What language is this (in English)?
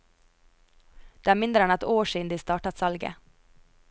Norwegian